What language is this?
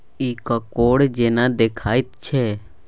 Maithili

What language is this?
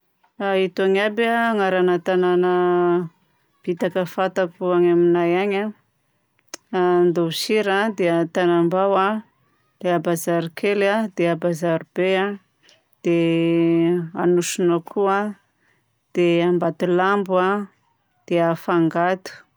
Southern Betsimisaraka Malagasy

